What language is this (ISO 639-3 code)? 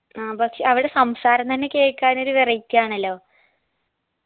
mal